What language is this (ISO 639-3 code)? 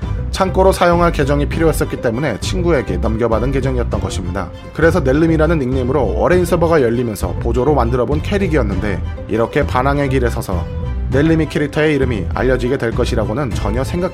kor